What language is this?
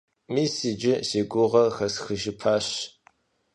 Kabardian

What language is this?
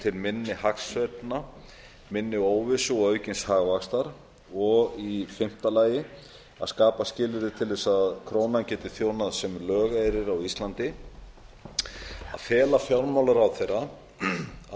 Icelandic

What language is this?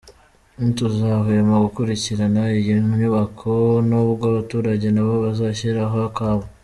Kinyarwanda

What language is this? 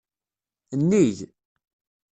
Kabyle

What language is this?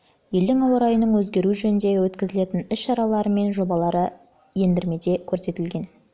Kazakh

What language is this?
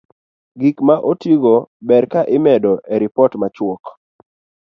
Luo (Kenya and Tanzania)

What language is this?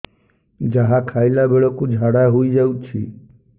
Odia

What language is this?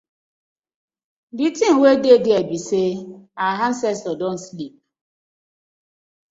Nigerian Pidgin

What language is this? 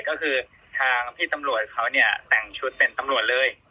Thai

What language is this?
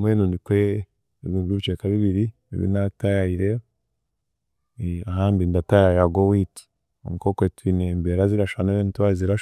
Chiga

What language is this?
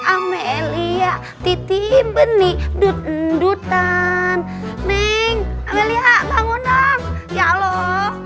Indonesian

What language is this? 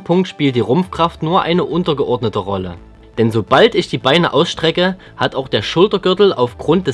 German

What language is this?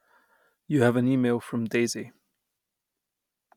English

